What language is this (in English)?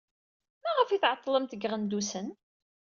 Kabyle